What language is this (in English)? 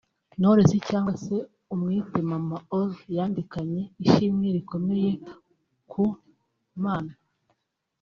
Kinyarwanda